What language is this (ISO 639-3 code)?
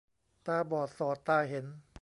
tha